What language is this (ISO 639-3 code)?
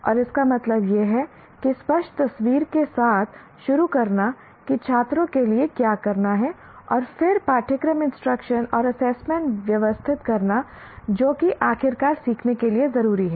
hin